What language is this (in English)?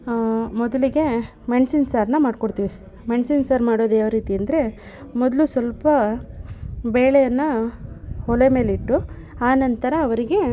Kannada